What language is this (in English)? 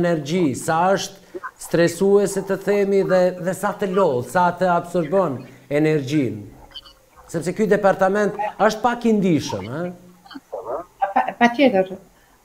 Portuguese